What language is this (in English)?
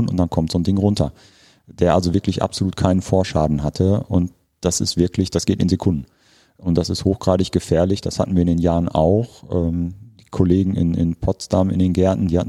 German